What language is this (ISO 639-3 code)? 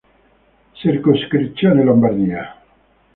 ita